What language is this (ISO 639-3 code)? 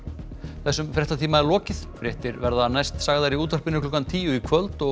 isl